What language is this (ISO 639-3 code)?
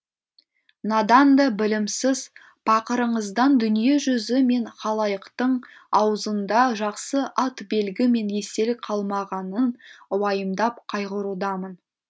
kaz